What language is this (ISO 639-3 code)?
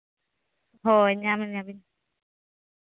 sat